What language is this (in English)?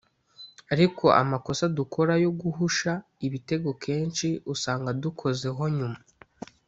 Kinyarwanda